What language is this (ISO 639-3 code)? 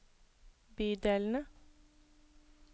nor